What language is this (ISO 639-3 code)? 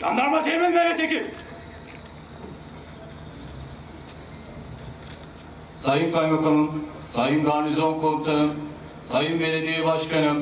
tur